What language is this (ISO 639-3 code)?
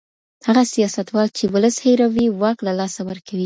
pus